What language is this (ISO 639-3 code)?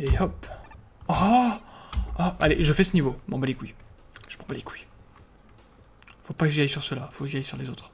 fra